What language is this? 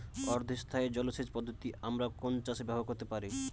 Bangla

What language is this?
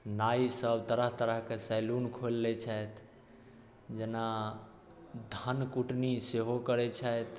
Maithili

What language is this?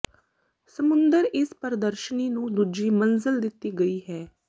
Punjabi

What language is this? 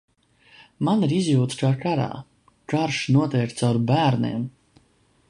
Latvian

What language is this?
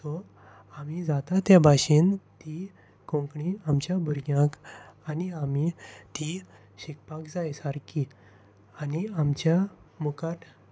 Konkani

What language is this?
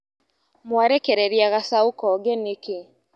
Kikuyu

